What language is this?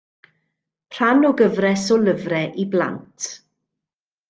Welsh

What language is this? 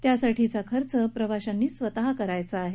Marathi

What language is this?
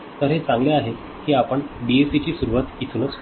Marathi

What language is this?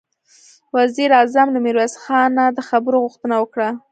Pashto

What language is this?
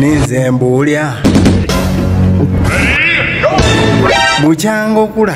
Thai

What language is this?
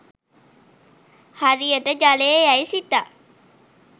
Sinhala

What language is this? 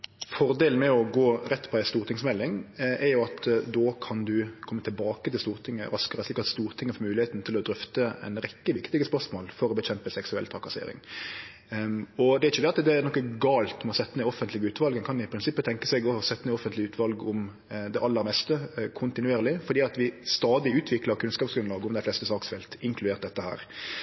Norwegian Nynorsk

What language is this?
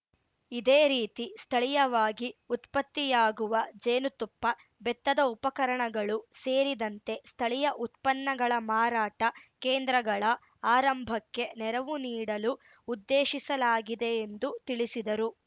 Kannada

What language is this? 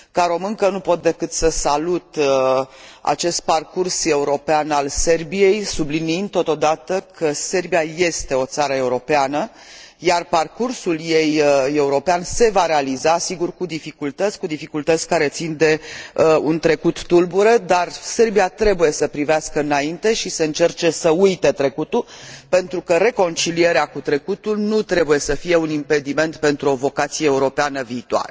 Romanian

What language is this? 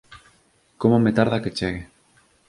Galician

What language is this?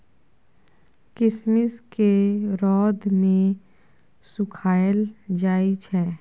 Maithili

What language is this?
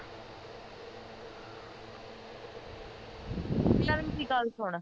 Punjabi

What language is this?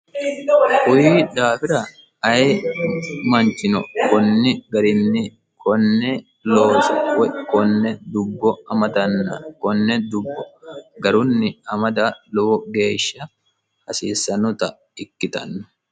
Sidamo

